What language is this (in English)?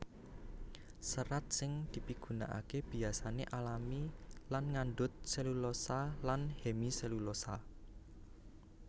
Javanese